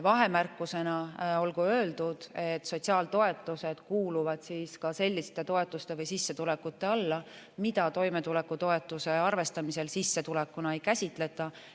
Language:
Estonian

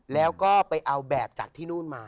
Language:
Thai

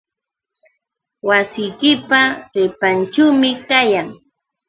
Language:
Yauyos Quechua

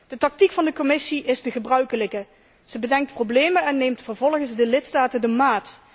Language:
Dutch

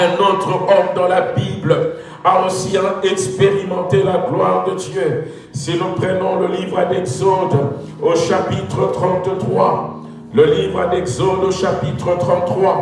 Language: French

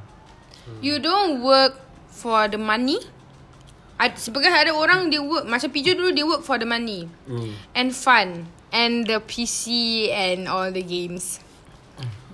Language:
Malay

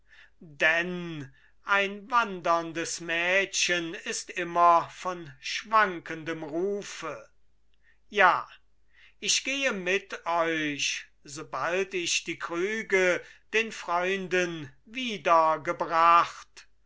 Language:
German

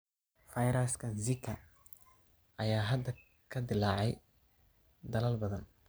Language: Somali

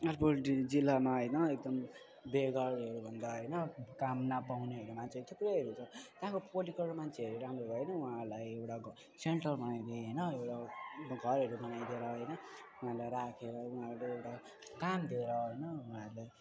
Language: Nepali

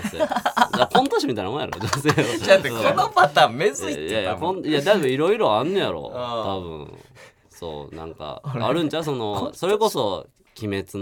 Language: Japanese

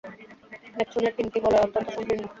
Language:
Bangla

